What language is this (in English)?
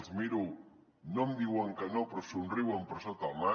Catalan